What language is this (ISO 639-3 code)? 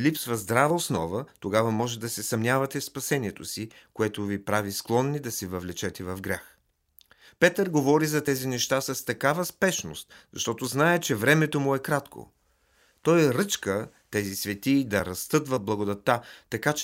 bul